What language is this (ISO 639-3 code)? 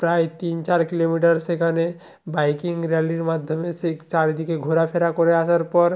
ben